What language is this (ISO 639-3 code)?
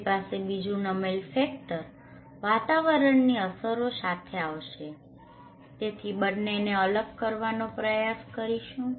guj